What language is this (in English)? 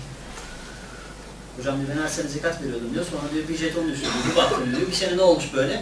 Turkish